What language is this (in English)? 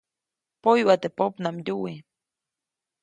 Copainalá Zoque